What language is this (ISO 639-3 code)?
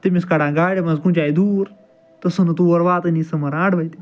kas